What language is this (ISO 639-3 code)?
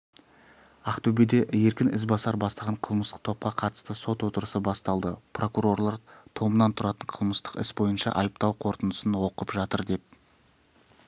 kaz